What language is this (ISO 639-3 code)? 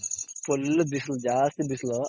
kan